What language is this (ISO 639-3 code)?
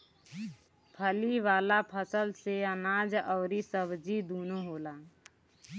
bho